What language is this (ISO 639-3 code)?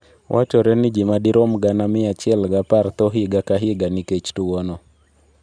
luo